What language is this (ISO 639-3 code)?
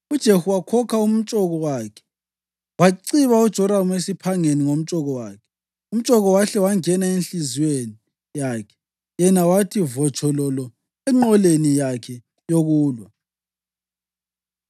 nde